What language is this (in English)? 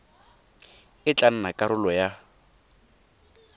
Tswana